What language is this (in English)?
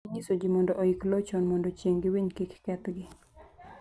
Luo (Kenya and Tanzania)